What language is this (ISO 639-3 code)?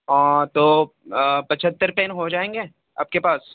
urd